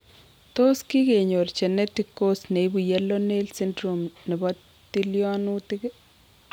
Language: Kalenjin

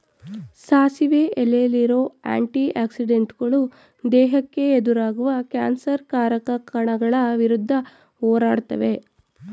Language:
Kannada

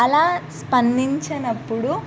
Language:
Telugu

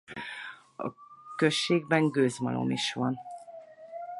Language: Hungarian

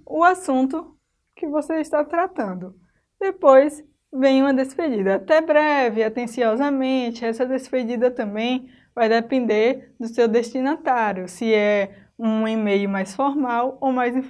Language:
Portuguese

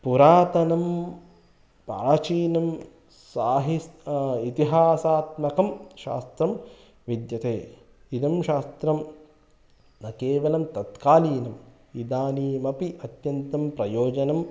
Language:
Sanskrit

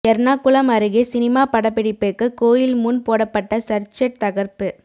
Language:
Tamil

